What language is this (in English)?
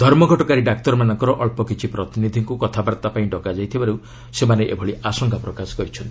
Odia